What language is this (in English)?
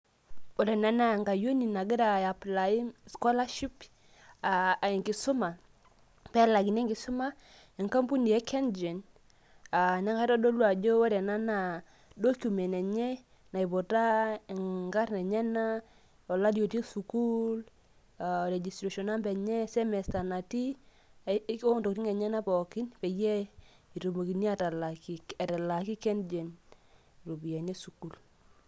Masai